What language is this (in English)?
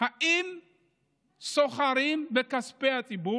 Hebrew